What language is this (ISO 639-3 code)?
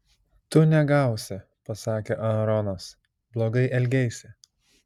lit